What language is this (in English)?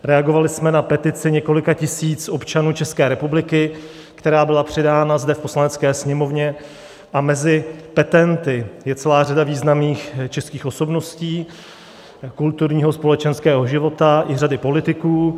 Czech